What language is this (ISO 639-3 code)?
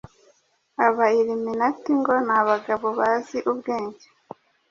kin